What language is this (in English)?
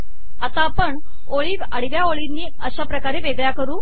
Marathi